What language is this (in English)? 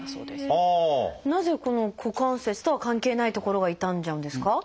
Japanese